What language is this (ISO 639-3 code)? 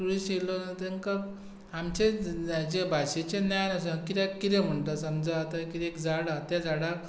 kok